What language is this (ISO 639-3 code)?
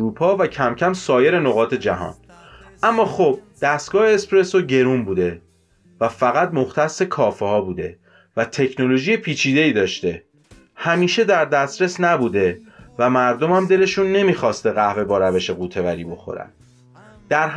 fas